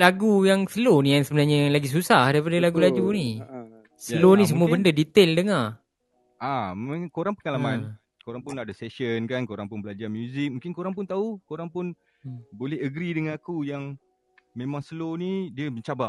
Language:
Malay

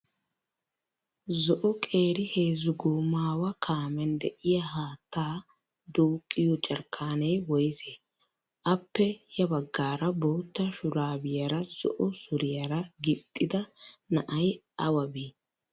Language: Wolaytta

